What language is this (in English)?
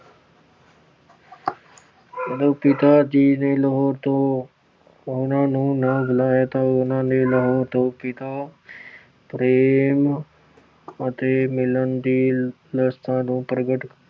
Punjabi